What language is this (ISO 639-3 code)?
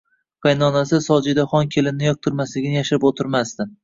uzb